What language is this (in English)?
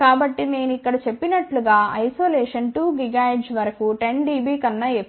Telugu